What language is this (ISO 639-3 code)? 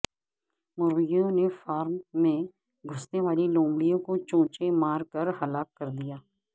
urd